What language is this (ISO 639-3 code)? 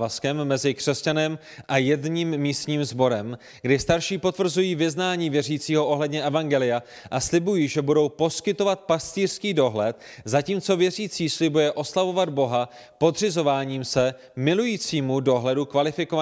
ces